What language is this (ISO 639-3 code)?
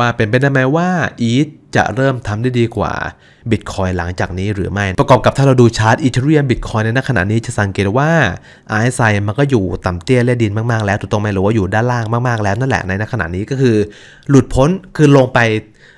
tha